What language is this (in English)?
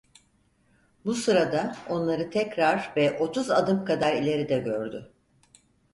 Turkish